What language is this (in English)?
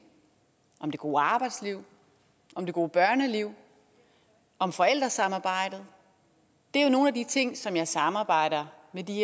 Danish